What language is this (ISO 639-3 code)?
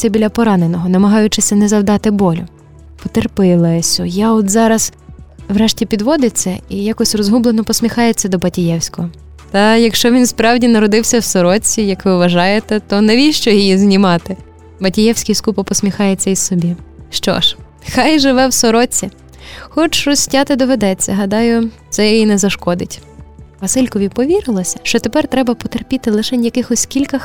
ukr